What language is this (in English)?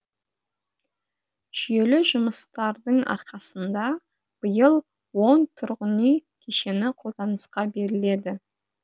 Kazakh